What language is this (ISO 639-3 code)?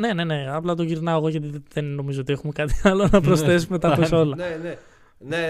ell